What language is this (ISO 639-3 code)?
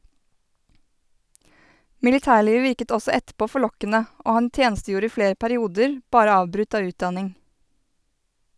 nor